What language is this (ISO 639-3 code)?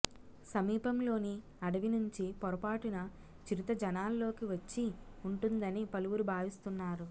tel